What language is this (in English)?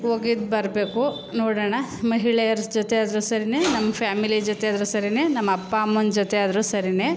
Kannada